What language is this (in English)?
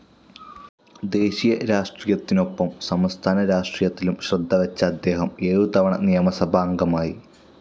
Malayalam